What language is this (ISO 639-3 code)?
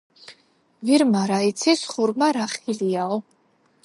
kat